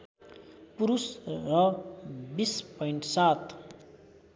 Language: Nepali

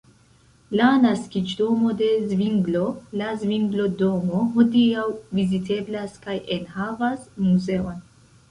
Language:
Esperanto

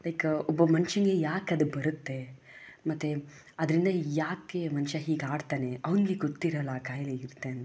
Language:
Kannada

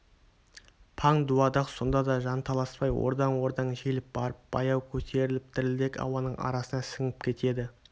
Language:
Kazakh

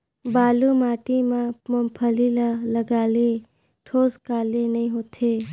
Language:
Chhattisgarhi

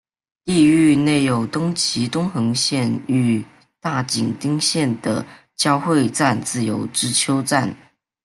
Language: Chinese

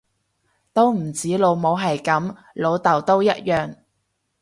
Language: Cantonese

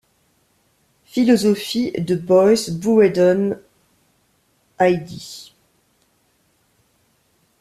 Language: French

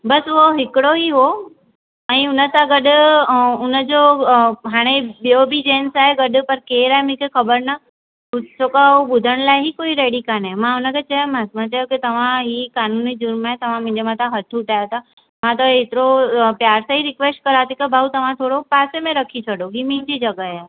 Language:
Sindhi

